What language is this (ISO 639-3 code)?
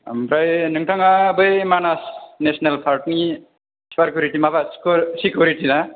brx